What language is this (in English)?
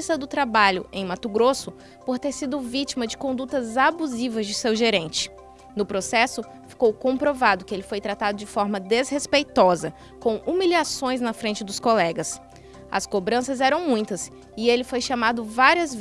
Portuguese